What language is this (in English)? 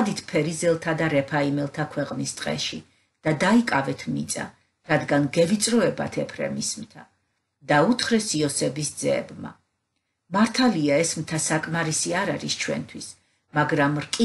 Romanian